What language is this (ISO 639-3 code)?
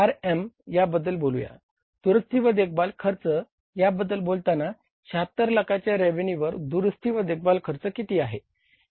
mar